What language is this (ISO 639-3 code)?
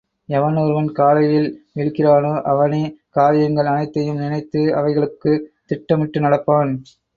tam